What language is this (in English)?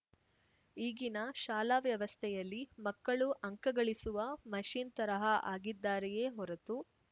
Kannada